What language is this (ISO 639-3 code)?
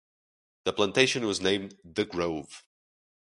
eng